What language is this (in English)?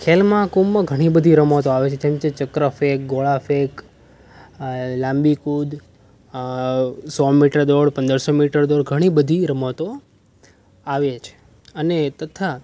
Gujarati